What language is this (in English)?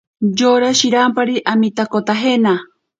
Ashéninka Perené